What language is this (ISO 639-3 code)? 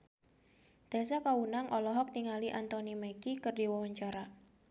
sun